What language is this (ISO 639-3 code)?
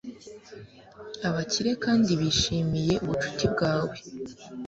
kin